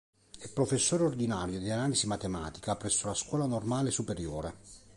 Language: Italian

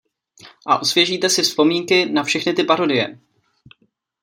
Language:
Czech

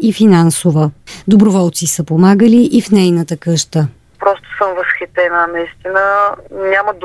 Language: Bulgarian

